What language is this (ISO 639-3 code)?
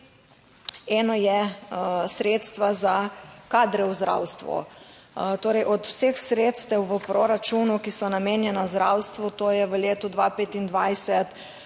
slv